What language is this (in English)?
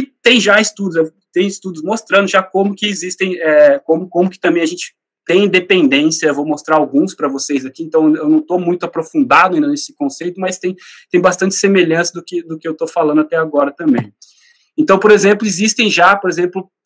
Portuguese